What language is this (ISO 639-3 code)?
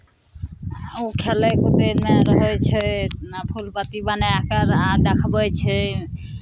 mai